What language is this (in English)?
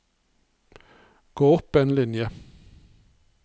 Norwegian